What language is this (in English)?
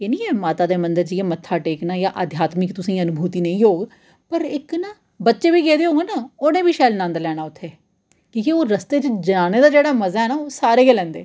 Dogri